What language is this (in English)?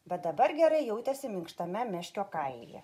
Lithuanian